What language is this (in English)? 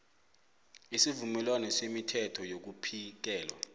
South Ndebele